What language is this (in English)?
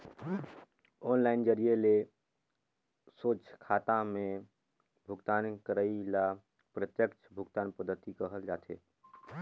Chhattisgarhi